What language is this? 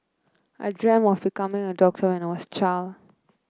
English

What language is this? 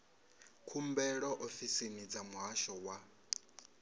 Venda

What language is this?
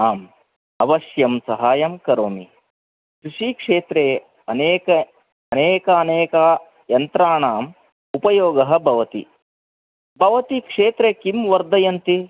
Sanskrit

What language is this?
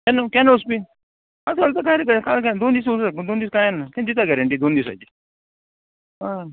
Konkani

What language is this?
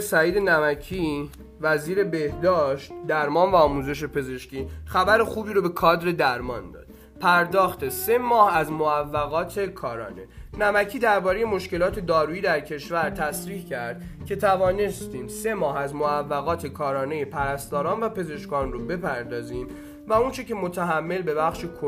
Persian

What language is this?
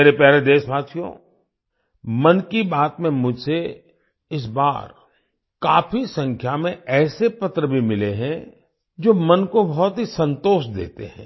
Hindi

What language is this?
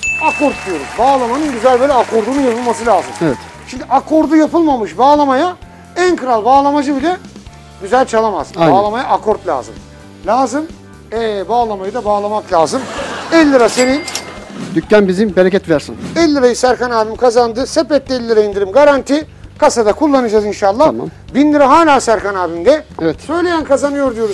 Turkish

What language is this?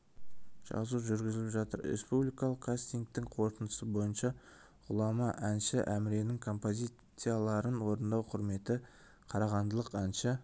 Kazakh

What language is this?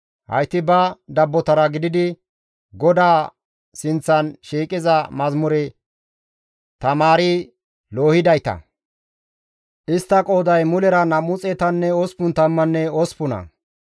Gamo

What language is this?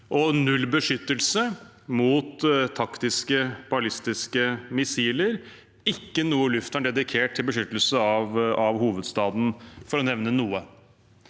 Norwegian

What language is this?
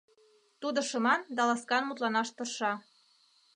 Mari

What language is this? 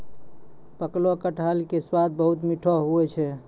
Maithili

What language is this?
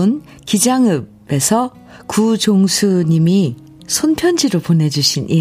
Korean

